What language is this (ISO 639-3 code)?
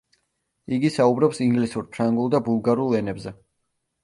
kat